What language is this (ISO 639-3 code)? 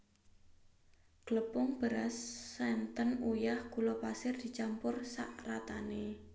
jav